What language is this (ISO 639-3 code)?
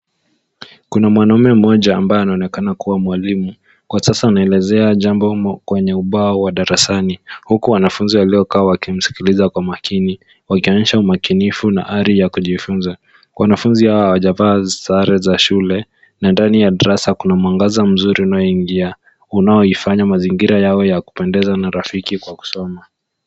swa